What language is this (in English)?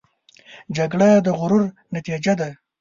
Pashto